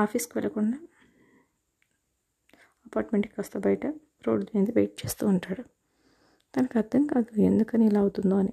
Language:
Telugu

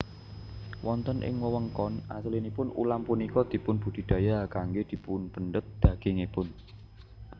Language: Javanese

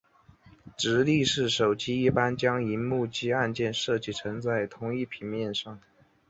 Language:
Chinese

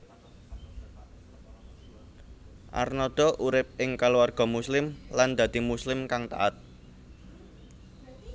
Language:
Javanese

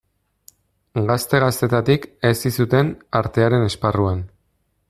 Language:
Basque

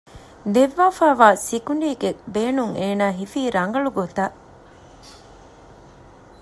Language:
Divehi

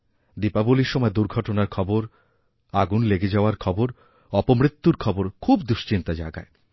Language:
Bangla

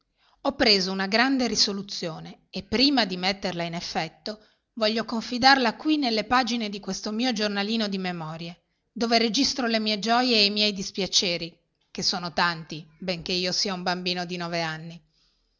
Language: Italian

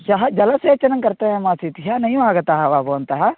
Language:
Sanskrit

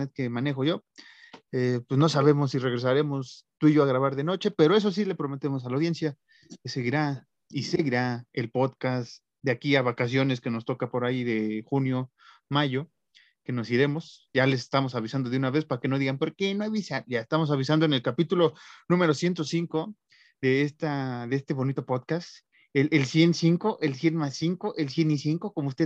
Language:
Spanish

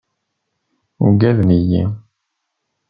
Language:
Kabyle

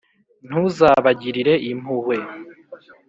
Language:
Kinyarwanda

